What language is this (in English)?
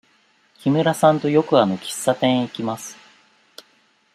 Japanese